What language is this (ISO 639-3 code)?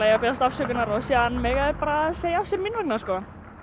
isl